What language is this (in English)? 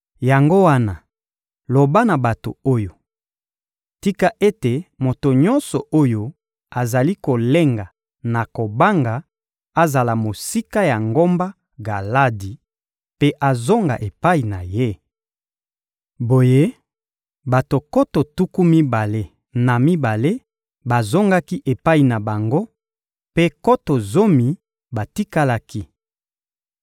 Lingala